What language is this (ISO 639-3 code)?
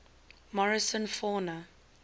eng